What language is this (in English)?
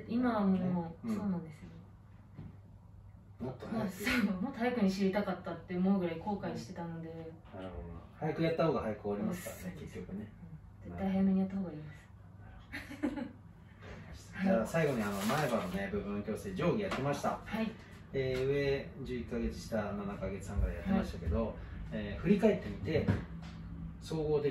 Japanese